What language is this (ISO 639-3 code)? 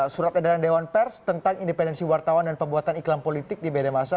ind